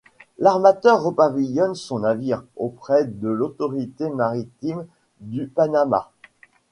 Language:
French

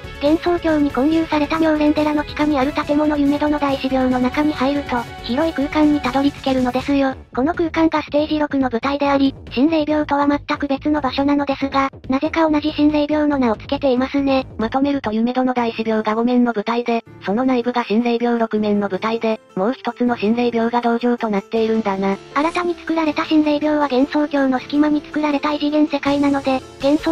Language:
Japanese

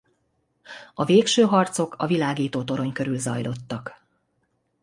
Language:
Hungarian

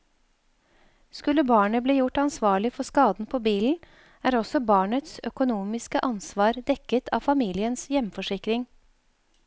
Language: Norwegian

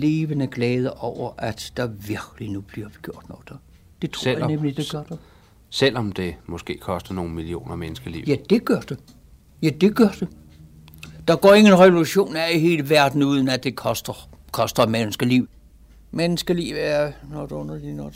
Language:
Danish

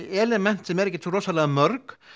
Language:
Icelandic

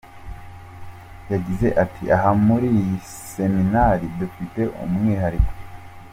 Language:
Kinyarwanda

